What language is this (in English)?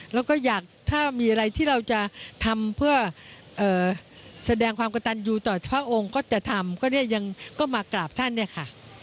Thai